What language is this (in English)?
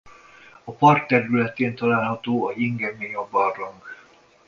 Hungarian